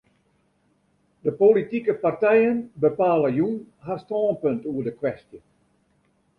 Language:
Western Frisian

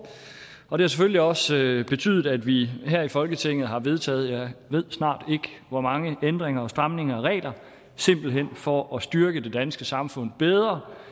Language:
Danish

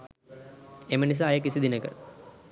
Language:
Sinhala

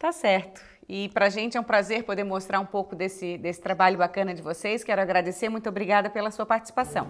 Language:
Portuguese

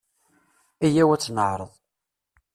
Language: Kabyle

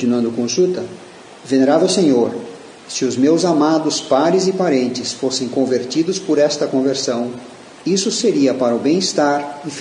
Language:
Portuguese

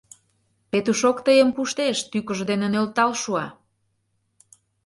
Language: Mari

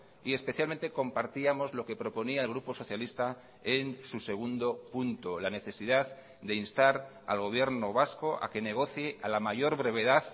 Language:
Spanish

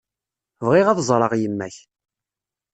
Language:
Kabyle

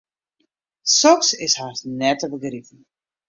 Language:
Western Frisian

